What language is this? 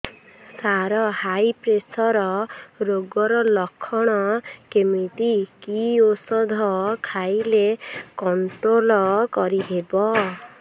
Odia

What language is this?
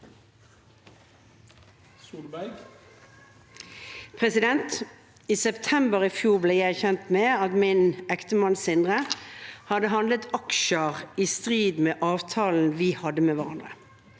Norwegian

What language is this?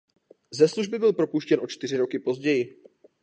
Czech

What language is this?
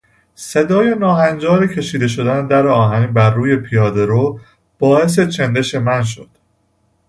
Persian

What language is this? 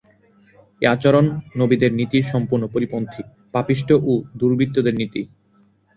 Bangla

